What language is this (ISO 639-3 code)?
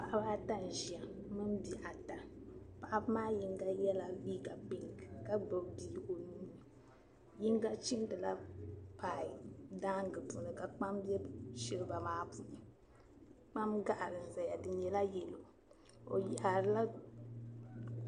dag